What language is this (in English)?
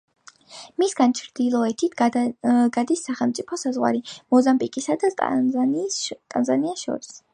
Georgian